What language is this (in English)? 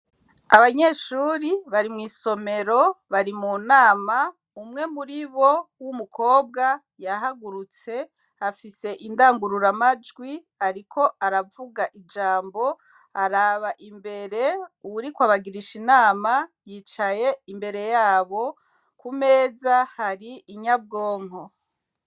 Rundi